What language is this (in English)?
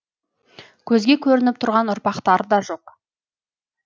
Kazakh